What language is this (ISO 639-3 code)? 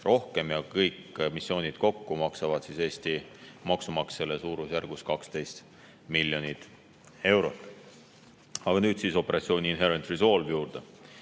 est